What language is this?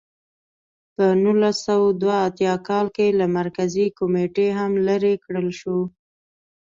Pashto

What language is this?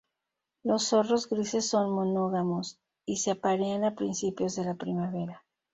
Spanish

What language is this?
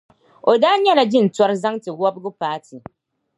Dagbani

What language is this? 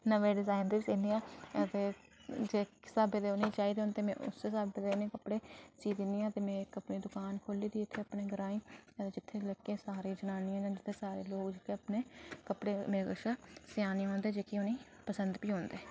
Dogri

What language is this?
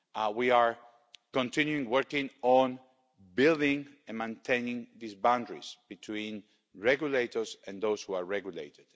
English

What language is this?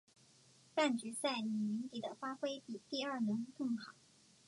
Chinese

